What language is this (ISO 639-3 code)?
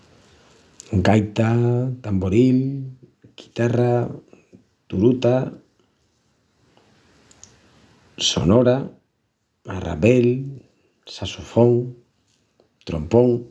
ext